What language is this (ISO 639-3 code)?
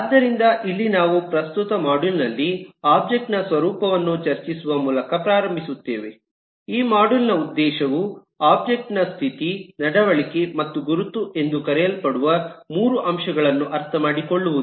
kan